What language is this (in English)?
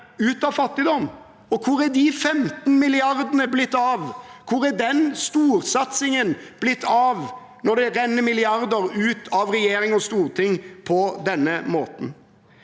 Norwegian